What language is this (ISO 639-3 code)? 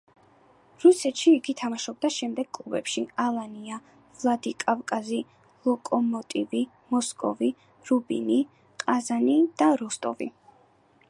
kat